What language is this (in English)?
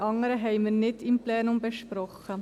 Swiss German